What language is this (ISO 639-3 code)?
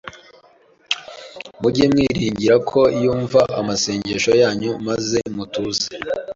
kin